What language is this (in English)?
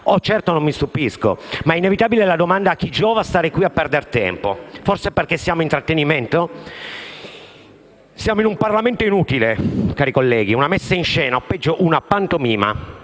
Italian